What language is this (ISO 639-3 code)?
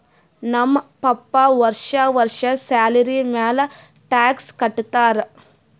kan